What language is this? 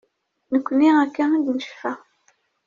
Kabyle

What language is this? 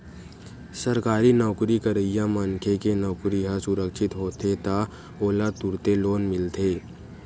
Chhattisgarhi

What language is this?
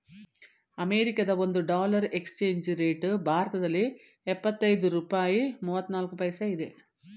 Kannada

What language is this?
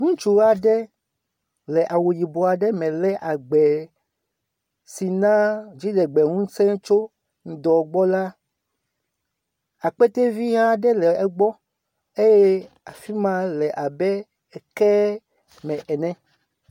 Ewe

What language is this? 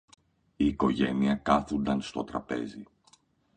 Greek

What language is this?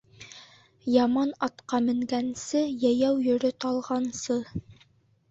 Bashkir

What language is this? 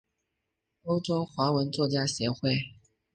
Chinese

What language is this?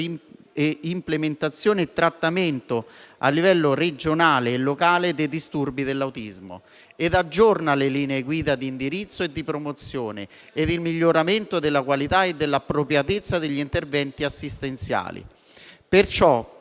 Italian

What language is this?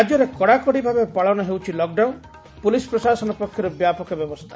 Odia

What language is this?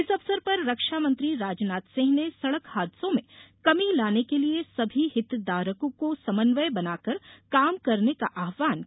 Hindi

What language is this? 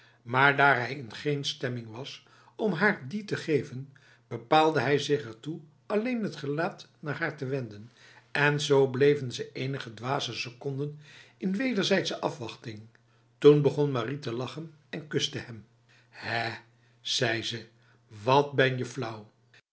Dutch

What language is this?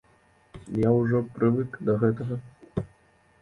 Belarusian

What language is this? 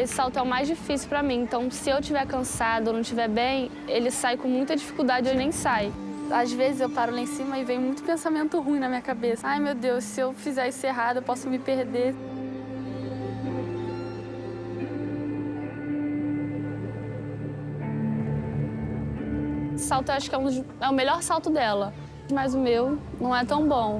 Portuguese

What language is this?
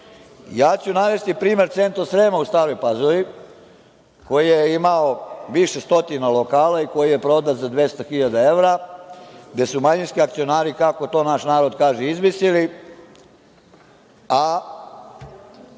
Serbian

